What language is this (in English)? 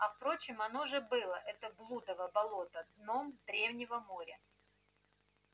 Russian